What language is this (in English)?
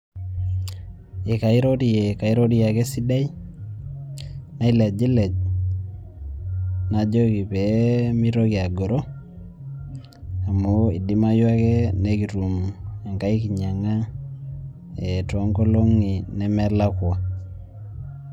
Masai